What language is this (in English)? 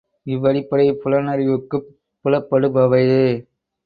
Tamil